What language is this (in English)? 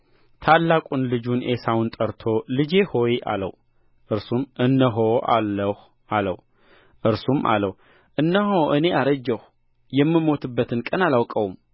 Amharic